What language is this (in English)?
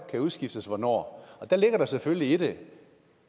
Danish